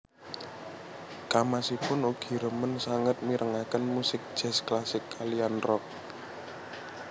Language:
Javanese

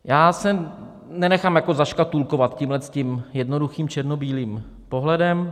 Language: Czech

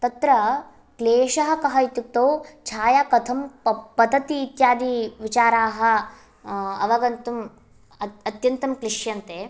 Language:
Sanskrit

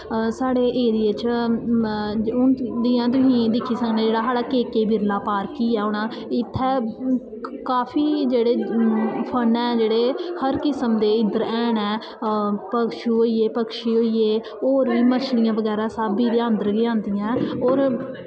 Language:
Dogri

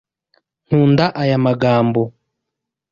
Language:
Kinyarwanda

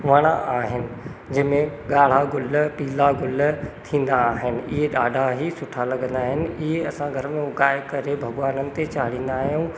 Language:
Sindhi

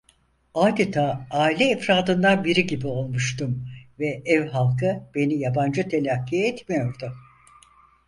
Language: Turkish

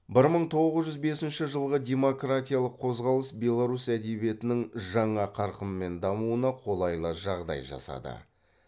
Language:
Kazakh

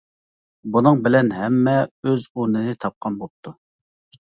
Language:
Uyghur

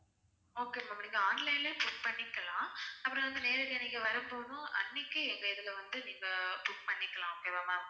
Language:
Tamil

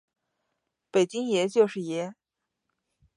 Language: Chinese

